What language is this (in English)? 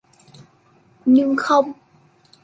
Vietnamese